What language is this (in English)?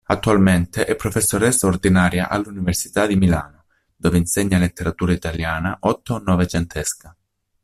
Italian